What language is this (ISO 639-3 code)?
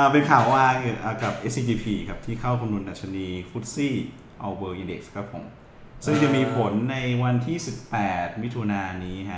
tha